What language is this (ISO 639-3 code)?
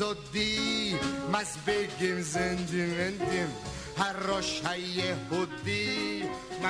heb